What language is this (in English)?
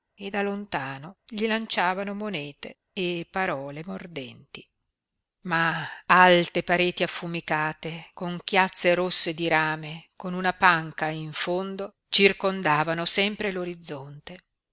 Italian